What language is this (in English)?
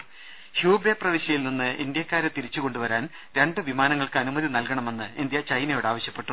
Malayalam